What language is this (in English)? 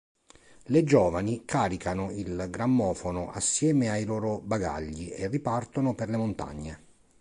Italian